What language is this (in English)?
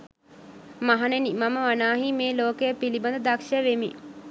Sinhala